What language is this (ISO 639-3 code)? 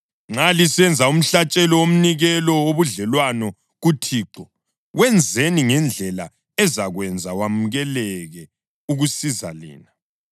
nde